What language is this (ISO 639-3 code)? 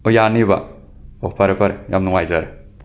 mni